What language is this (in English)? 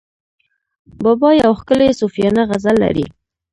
Pashto